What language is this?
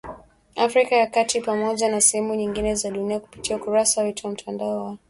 Swahili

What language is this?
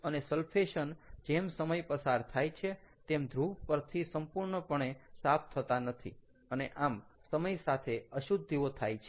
Gujarati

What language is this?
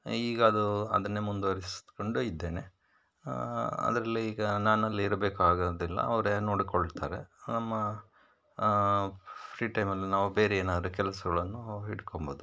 Kannada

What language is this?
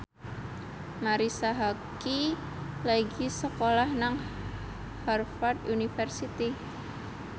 Javanese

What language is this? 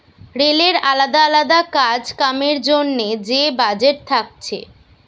Bangla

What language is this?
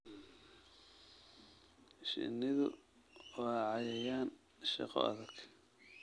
Somali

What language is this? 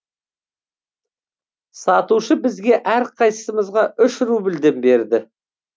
Kazakh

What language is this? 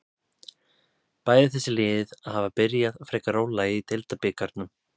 Icelandic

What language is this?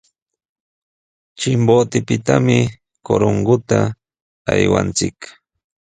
Sihuas Ancash Quechua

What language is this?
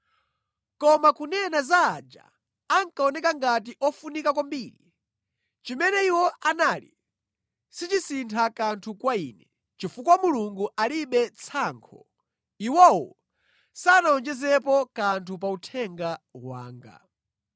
Nyanja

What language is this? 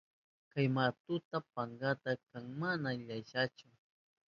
Southern Pastaza Quechua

